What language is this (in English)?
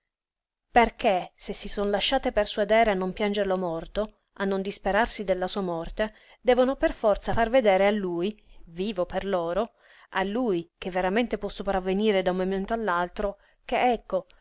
Italian